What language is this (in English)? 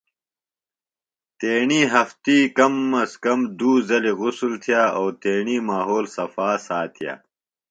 Phalura